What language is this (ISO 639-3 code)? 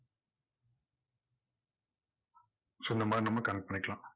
tam